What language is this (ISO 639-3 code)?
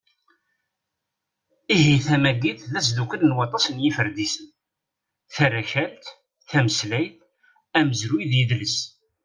kab